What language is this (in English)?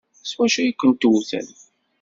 Kabyle